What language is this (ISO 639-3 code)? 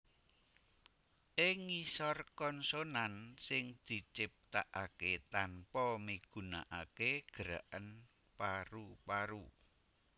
jav